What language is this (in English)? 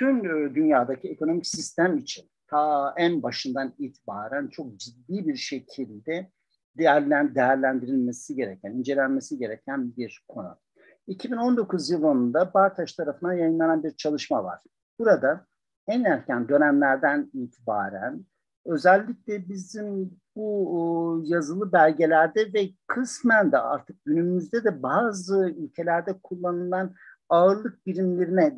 Turkish